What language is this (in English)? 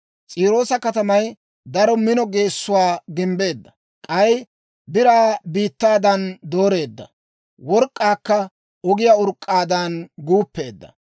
Dawro